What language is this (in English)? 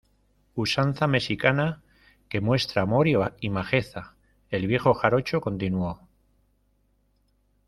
Spanish